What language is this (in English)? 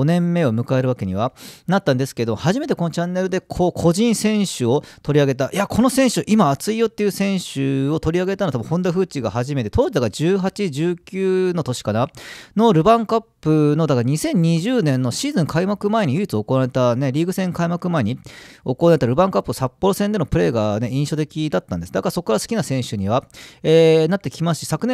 Japanese